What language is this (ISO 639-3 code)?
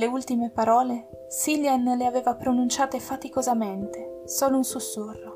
ita